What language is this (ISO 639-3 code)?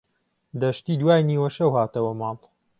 ckb